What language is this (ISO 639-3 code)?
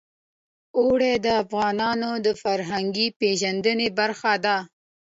pus